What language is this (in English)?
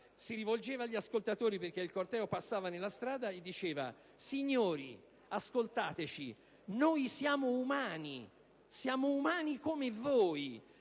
Italian